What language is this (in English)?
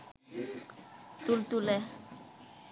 Bangla